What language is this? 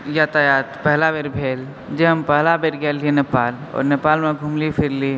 Maithili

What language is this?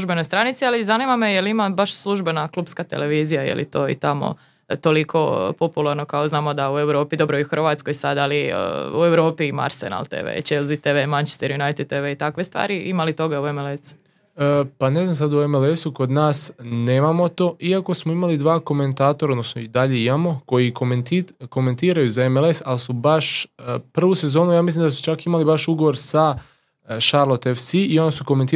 Croatian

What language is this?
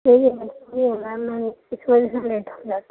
Urdu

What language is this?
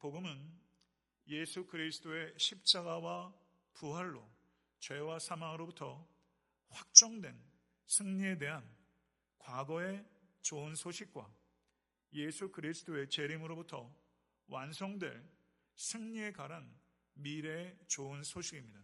Korean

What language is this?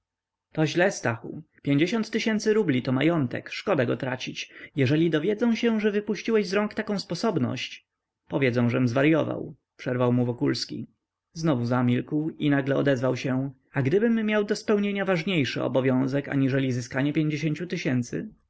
Polish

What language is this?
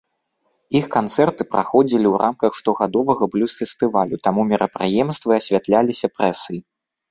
Belarusian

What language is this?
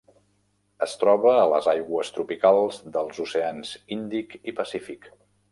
Catalan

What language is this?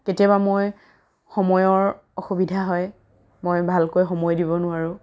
Assamese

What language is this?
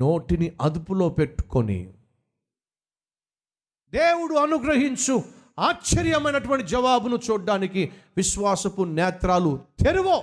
Telugu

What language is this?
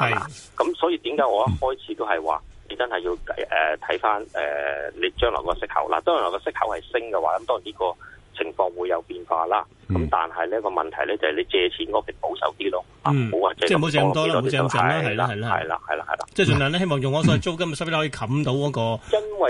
Chinese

